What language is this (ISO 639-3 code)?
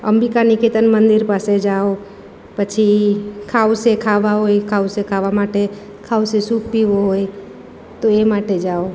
guj